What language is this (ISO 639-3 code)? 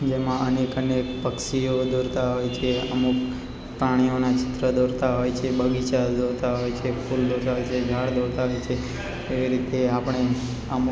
guj